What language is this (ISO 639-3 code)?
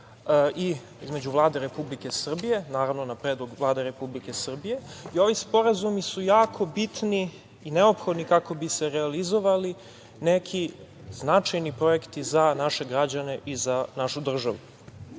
srp